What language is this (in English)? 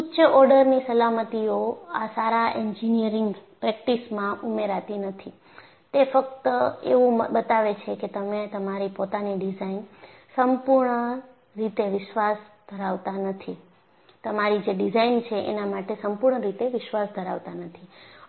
Gujarati